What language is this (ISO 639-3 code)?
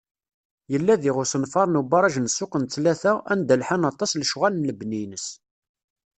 kab